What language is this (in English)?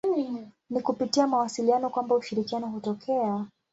Swahili